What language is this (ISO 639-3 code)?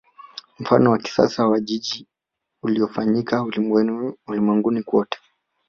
swa